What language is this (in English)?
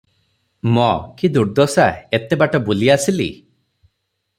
Odia